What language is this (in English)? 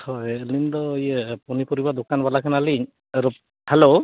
Santali